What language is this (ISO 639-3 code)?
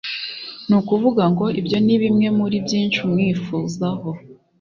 kin